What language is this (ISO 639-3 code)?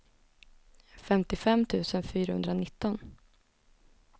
swe